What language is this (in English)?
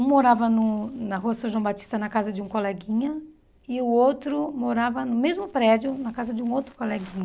Portuguese